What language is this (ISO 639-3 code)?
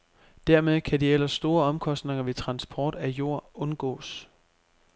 dan